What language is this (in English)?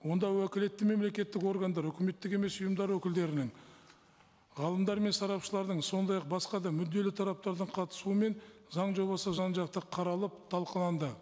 Kazakh